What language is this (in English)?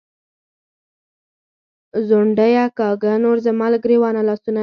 Pashto